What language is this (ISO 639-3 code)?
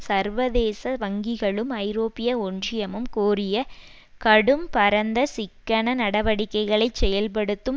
tam